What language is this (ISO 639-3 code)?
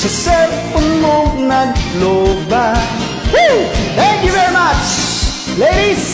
vie